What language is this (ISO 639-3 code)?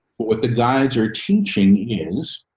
eng